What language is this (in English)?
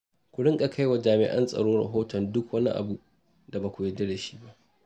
Hausa